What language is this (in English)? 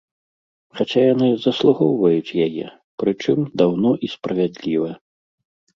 Belarusian